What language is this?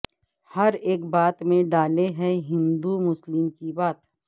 Urdu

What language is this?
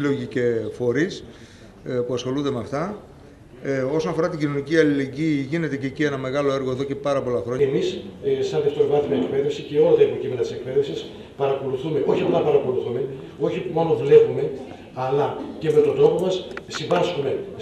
Greek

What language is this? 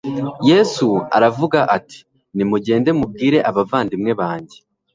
Kinyarwanda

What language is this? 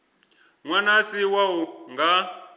Venda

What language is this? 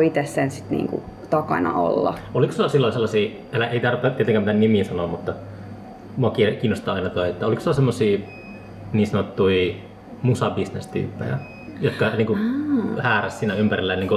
Finnish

